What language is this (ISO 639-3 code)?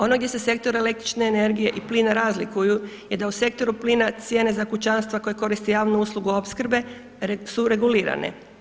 hrv